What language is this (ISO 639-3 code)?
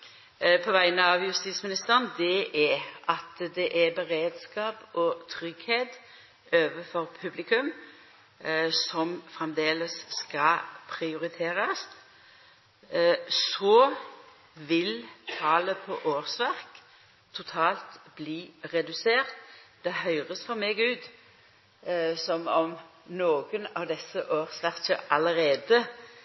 nno